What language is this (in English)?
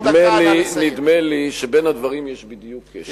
Hebrew